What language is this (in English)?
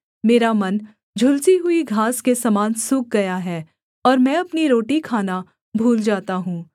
Hindi